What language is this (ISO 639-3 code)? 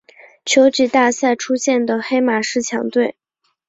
zho